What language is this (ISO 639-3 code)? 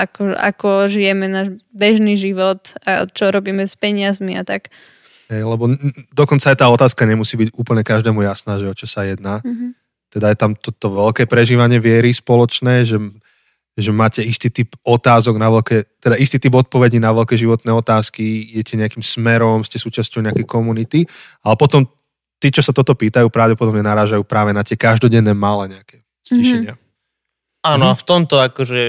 slk